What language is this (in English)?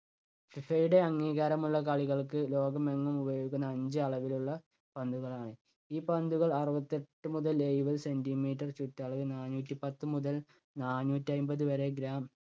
Malayalam